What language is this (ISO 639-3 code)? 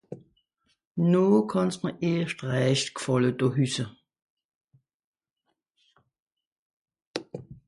gsw